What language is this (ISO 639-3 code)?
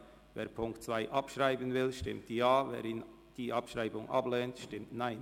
gsw